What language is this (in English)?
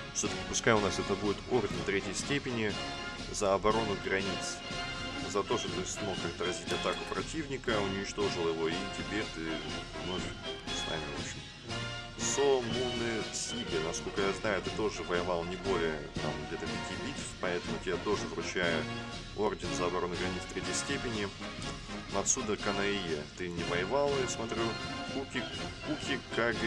Russian